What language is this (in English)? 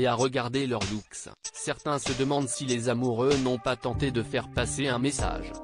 French